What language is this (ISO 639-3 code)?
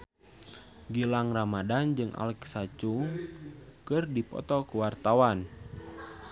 sun